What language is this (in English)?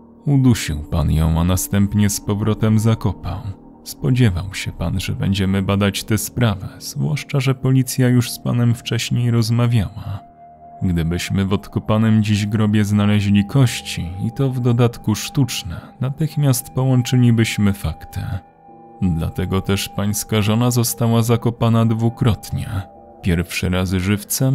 Polish